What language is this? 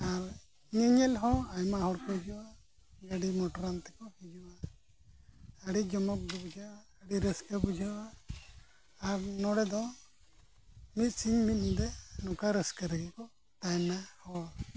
Santali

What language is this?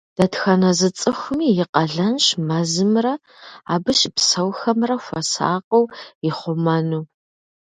Kabardian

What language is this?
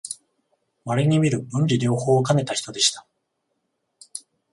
Japanese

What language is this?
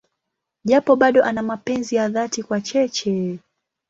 Swahili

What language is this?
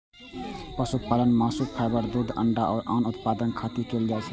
Maithili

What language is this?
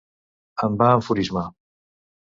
Catalan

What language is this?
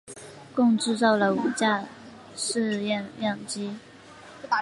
Chinese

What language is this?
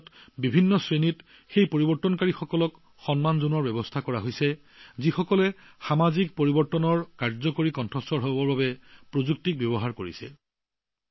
Assamese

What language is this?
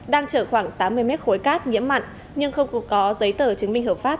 Vietnamese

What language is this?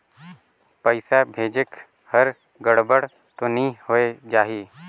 Chhattisgarhi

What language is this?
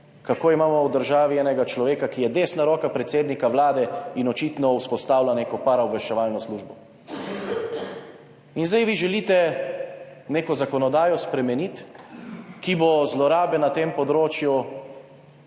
Slovenian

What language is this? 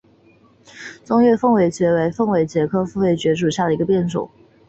Chinese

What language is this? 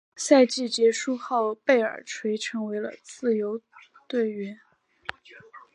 Chinese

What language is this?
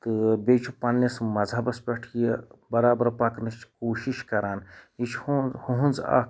Kashmiri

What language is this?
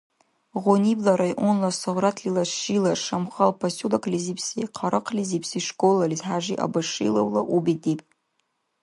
Dargwa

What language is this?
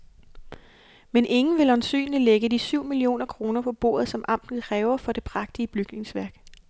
Danish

